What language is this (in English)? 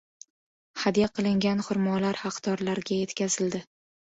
Uzbek